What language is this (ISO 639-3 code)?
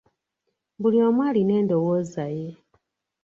lug